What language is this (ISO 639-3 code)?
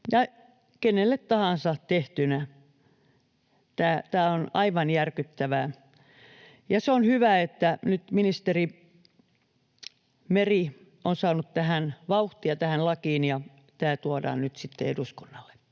fin